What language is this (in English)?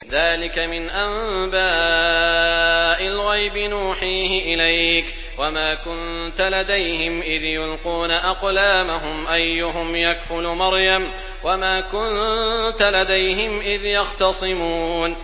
Arabic